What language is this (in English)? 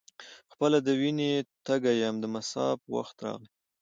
Pashto